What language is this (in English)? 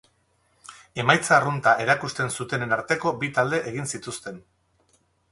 Basque